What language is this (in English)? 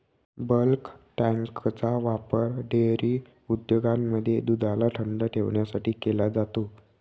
Marathi